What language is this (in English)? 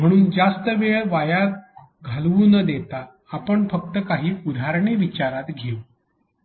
Marathi